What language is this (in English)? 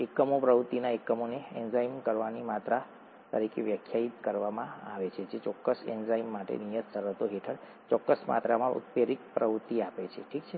Gujarati